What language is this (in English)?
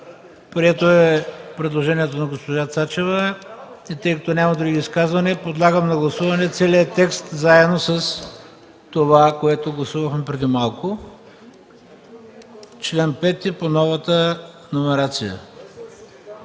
Bulgarian